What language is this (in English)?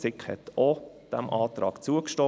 Swiss German